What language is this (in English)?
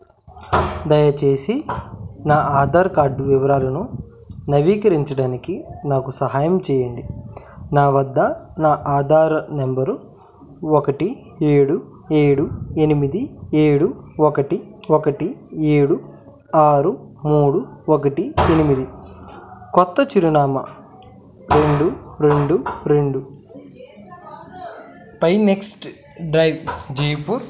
Telugu